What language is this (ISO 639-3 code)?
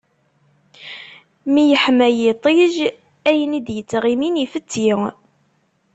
kab